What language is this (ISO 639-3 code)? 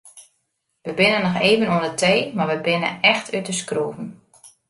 fry